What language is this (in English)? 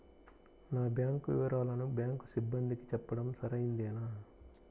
Telugu